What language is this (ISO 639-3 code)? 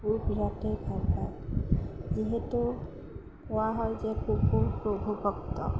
asm